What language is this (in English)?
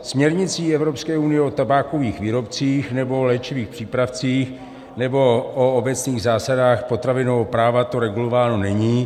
Czech